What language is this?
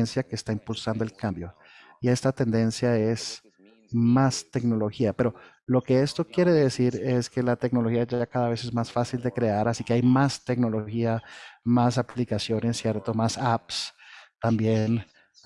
Spanish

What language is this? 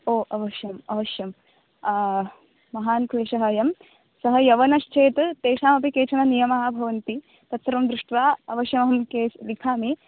Sanskrit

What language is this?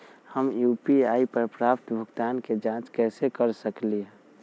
Magahi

